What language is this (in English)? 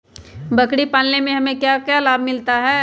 Magahi